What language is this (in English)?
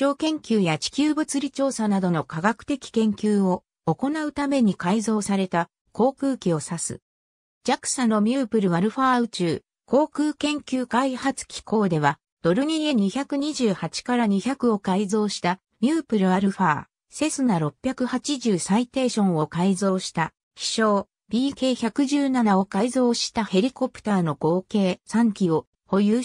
Japanese